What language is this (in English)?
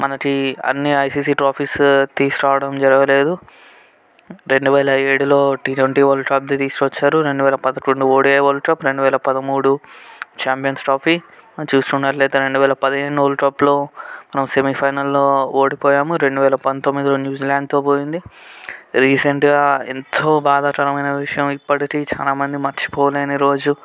Telugu